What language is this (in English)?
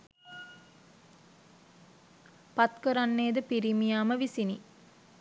Sinhala